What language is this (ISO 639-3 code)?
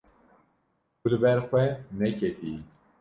kur